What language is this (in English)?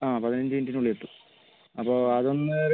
Malayalam